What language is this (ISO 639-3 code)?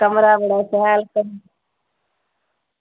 doi